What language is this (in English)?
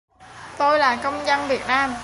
Vietnamese